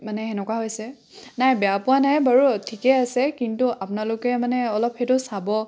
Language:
Assamese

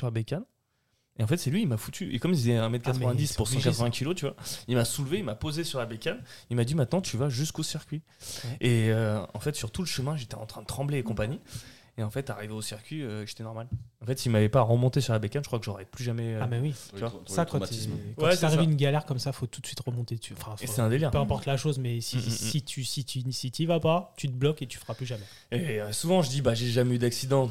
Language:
French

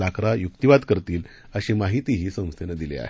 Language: Marathi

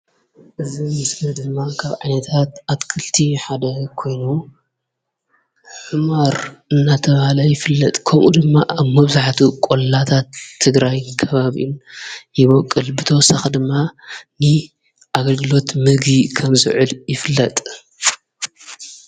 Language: Tigrinya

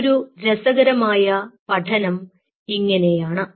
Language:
Malayalam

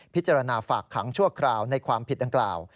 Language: Thai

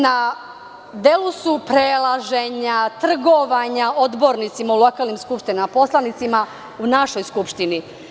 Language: Serbian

